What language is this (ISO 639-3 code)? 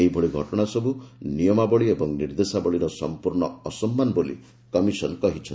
ori